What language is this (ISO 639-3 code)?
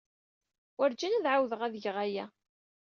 kab